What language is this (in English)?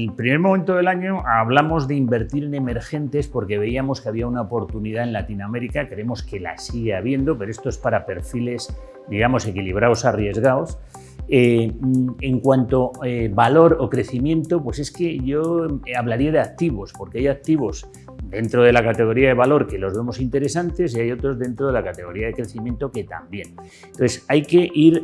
Spanish